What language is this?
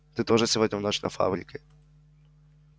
Russian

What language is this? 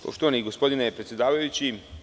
Serbian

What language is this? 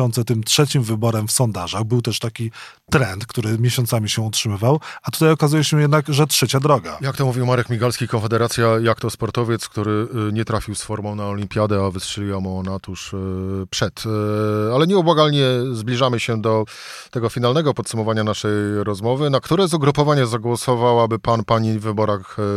Polish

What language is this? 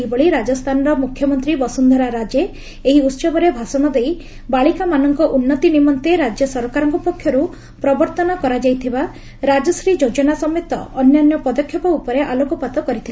Odia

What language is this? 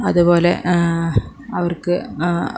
Malayalam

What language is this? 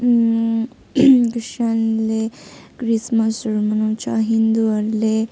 Nepali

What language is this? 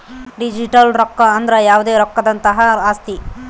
Kannada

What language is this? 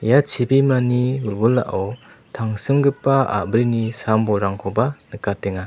Garo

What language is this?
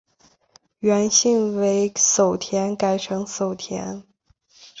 Chinese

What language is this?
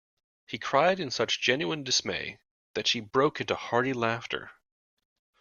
English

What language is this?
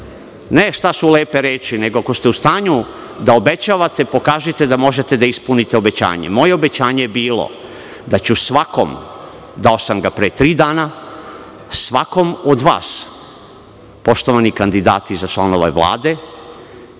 Serbian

